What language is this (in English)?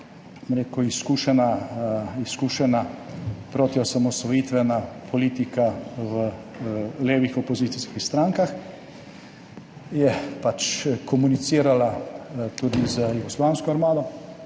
Slovenian